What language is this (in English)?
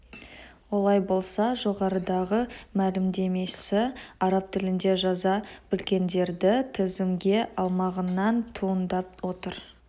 Kazakh